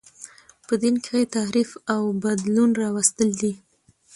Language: Pashto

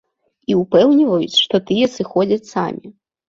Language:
Belarusian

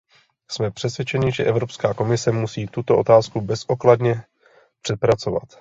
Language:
Czech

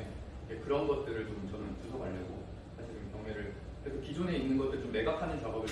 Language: Korean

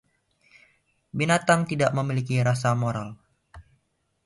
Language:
Indonesian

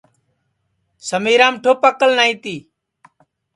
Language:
Sansi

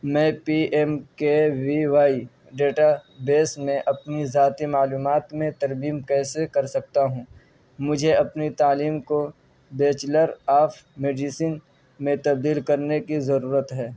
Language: Urdu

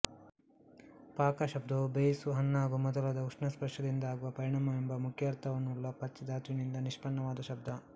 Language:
Kannada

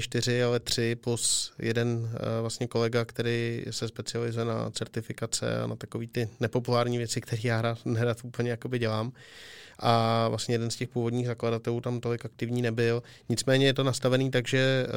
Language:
Czech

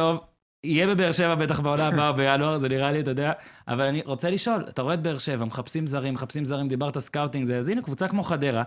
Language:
Hebrew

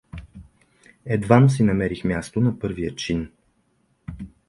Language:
Bulgarian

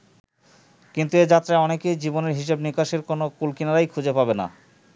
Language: Bangla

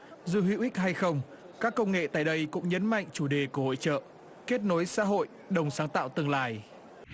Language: Vietnamese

